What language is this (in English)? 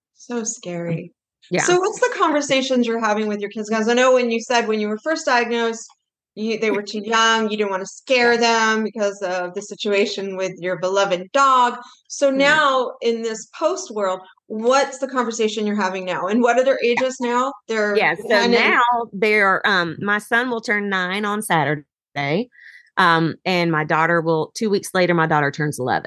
English